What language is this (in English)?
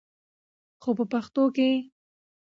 Pashto